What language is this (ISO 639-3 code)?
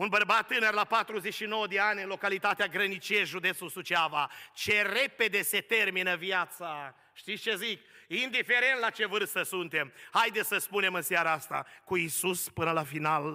ron